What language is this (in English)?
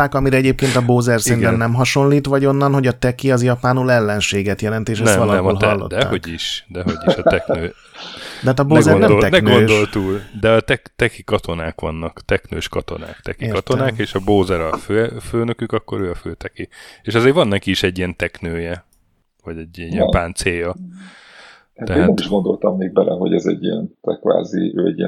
Hungarian